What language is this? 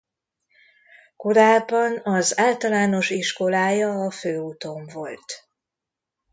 Hungarian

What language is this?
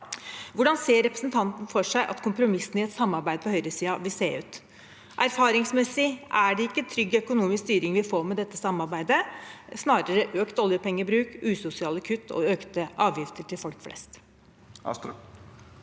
Norwegian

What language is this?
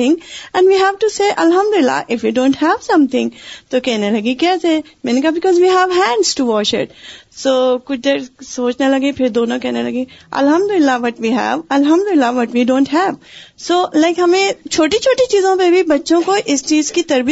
Urdu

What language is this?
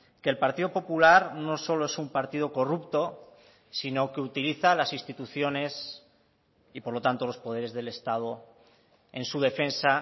Spanish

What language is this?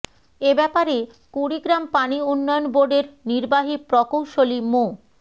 Bangla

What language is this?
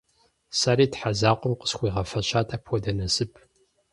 Kabardian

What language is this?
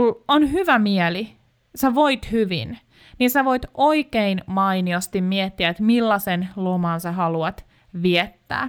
Finnish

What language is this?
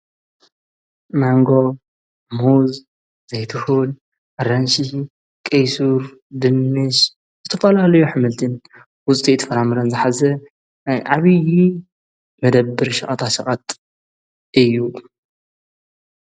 Tigrinya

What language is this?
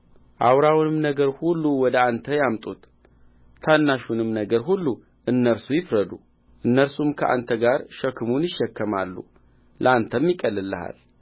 Amharic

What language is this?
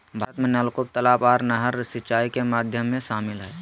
Magahi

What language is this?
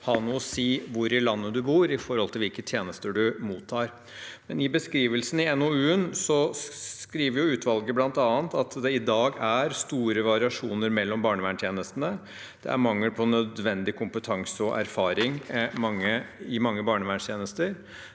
Norwegian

